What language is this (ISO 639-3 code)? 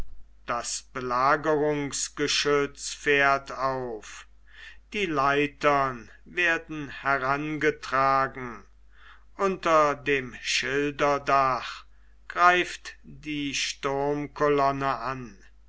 deu